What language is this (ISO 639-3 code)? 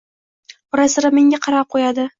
uzb